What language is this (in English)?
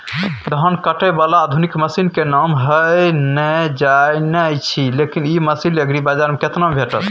Maithili